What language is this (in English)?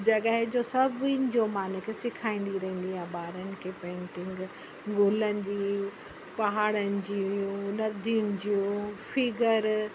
Sindhi